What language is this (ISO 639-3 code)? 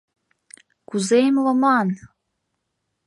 chm